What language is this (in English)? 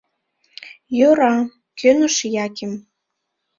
Mari